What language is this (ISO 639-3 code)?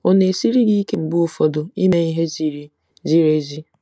ibo